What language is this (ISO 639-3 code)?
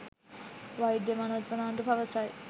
sin